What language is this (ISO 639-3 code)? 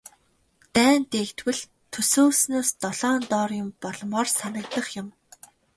mon